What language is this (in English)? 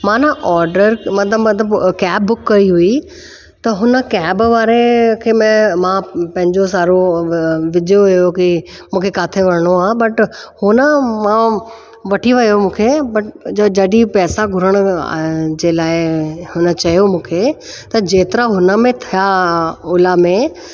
Sindhi